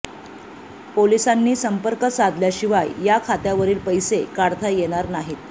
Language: Marathi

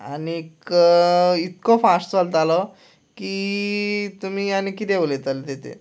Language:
Konkani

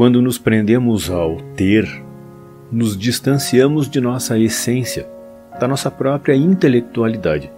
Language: Portuguese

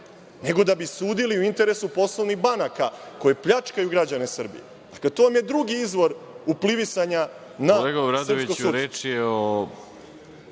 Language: Serbian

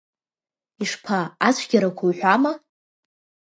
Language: Abkhazian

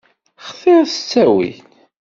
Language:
Kabyle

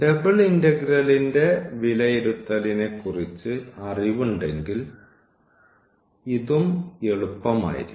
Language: Malayalam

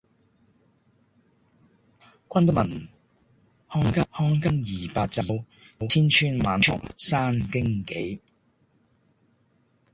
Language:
Cantonese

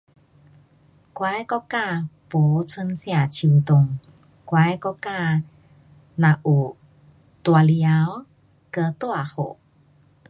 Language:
Pu-Xian Chinese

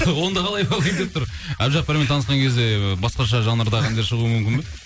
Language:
Kazakh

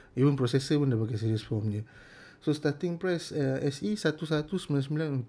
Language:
Malay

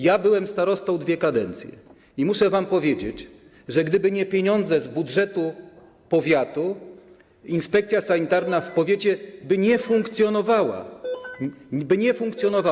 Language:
Polish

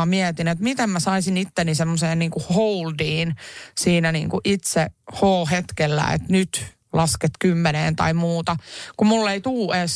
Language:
Finnish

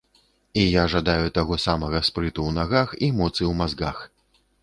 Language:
Belarusian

